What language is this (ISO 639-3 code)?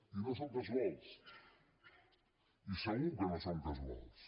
cat